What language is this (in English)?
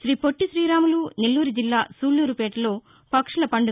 Telugu